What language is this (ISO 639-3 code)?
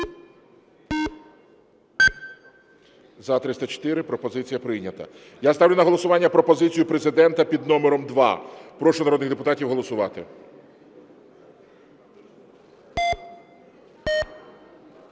ukr